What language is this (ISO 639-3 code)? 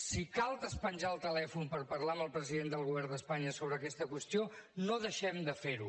cat